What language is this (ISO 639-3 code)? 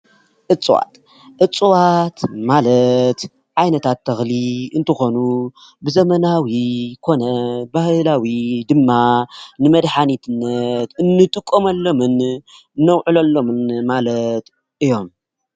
tir